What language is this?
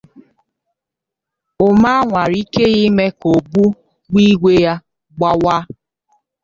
Igbo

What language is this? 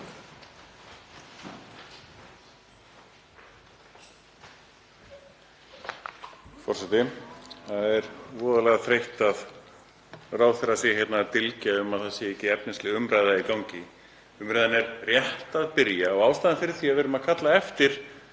Icelandic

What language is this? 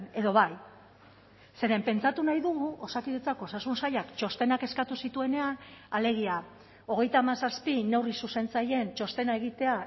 Basque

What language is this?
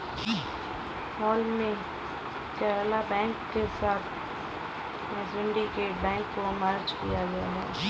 Hindi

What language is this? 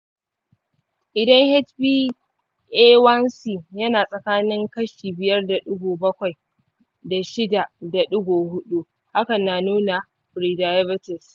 Hausa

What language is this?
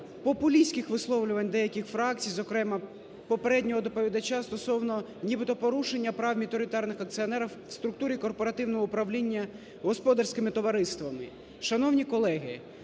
Ukrainian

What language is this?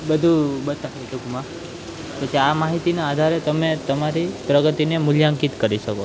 Gujarati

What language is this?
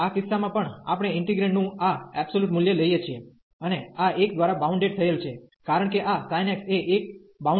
Gujarati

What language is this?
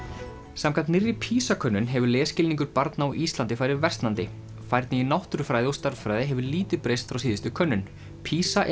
Icelandic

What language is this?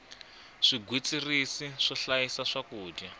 Tsonga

